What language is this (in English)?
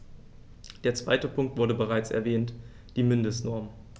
German